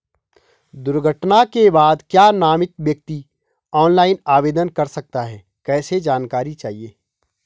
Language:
Hindi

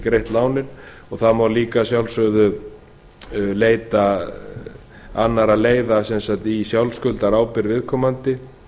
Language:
Icelandic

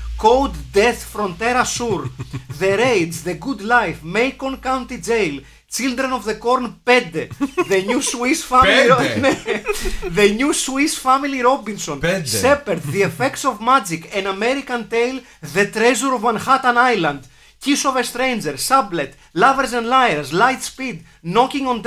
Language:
Greek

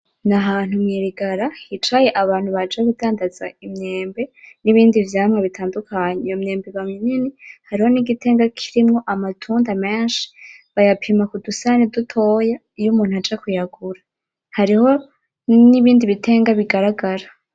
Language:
Rundi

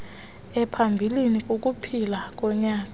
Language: Xhosa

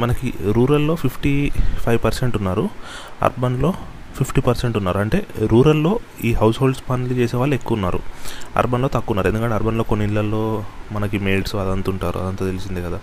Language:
Telugu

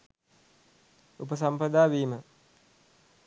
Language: Sinhala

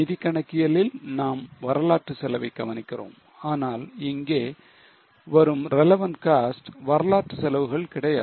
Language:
Tamil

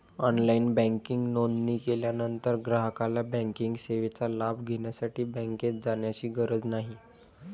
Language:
Marathi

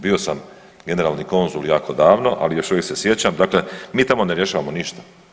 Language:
Croatian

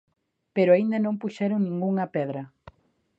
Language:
Galician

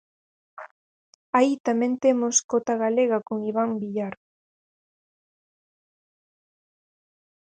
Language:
Galician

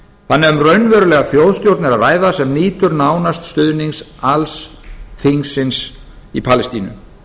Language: Icelandic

